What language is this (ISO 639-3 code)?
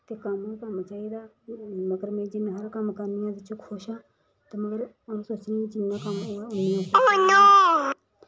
doi